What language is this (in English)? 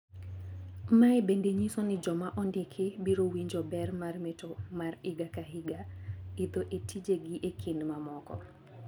Luo (Kenya and Tanzania)